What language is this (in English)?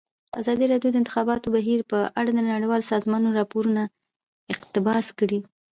Pashto